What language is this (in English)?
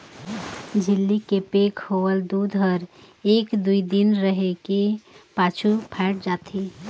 Chhattisgarhi